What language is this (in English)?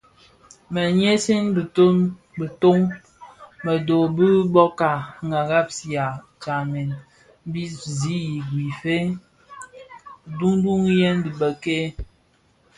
Bafia